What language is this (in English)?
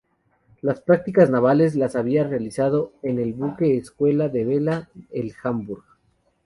Spanish